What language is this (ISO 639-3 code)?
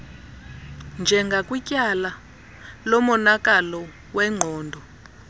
xho